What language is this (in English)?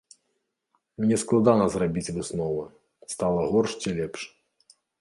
Belarusian